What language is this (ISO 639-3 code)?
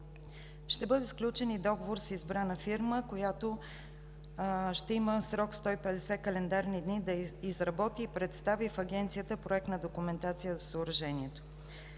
bul